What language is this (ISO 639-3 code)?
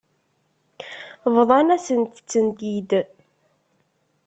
kab